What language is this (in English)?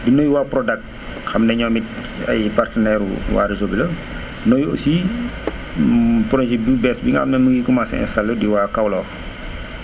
Wolof